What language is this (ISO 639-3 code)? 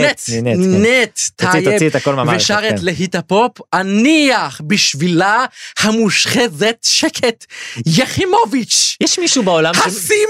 heb